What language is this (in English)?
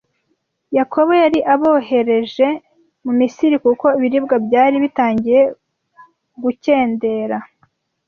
Kinyarwanda